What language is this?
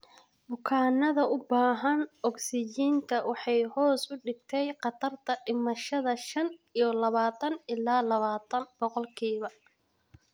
Somali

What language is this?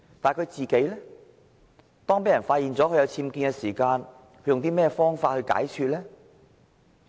Cantonese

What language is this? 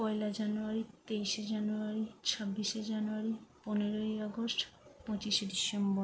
Bangla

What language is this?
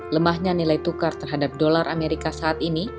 Indonesian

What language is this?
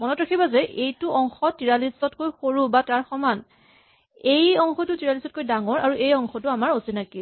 Assamese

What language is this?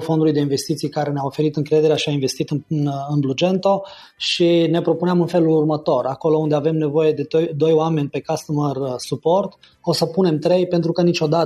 Romanian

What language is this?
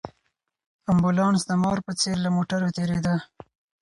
Pashto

